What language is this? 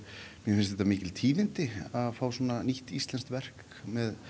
Icelandic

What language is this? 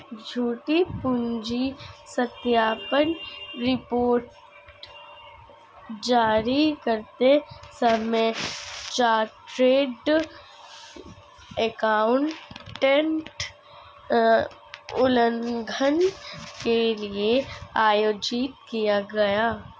Hindi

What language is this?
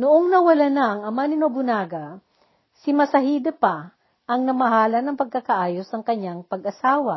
Filipino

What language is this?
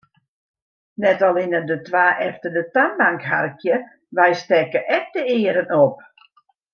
Western Frisian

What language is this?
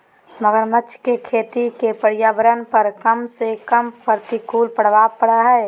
Magahi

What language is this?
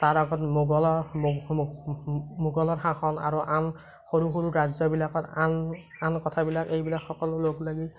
Assamese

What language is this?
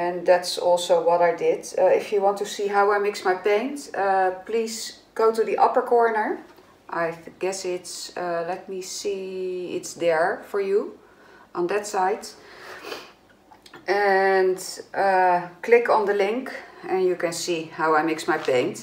Dutch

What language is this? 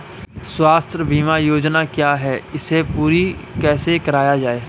Hindi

